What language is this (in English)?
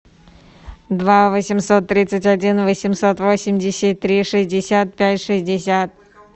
Russian